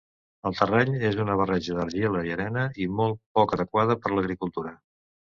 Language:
Catalan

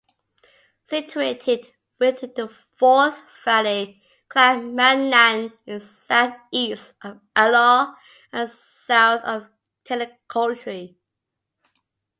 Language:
English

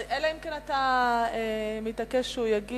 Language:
Hebrew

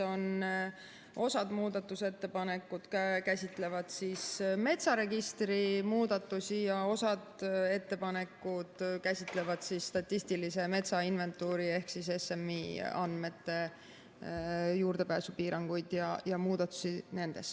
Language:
Estonian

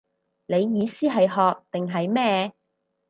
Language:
Cantonese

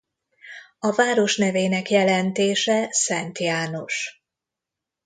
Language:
Hungarian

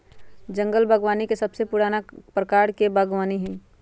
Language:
Magahi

